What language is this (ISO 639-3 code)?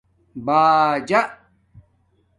dmk